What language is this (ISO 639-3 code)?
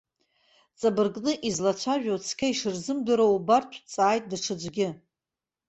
abk